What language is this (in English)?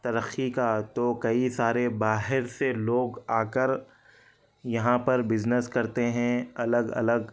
Urdu